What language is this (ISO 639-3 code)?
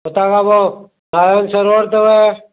snd